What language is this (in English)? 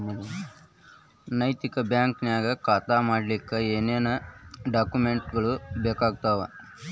Kannada